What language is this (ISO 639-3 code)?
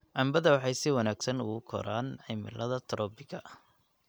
som